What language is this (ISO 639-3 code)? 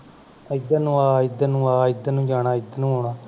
pan